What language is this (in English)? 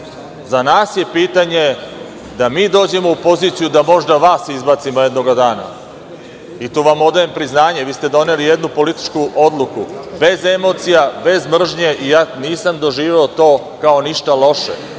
Serbian